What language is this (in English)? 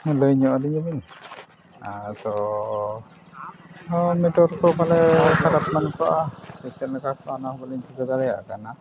Santali